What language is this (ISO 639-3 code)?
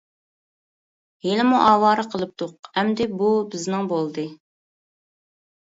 uig